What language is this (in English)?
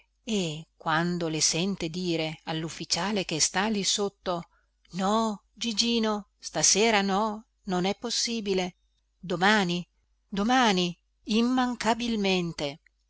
Italian